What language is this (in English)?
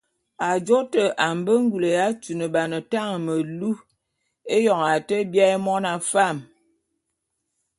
Bulu